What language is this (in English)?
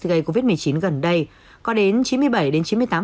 Vietnamese